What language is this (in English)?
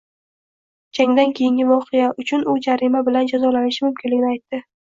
Uzbek